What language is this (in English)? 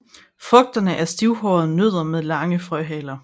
Danish